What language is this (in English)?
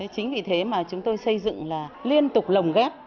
Vietnamese